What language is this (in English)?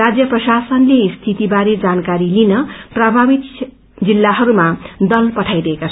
Nepali